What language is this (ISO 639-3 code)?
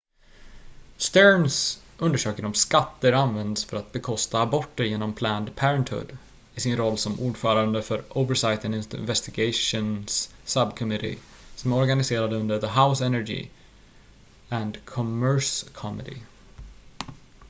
swe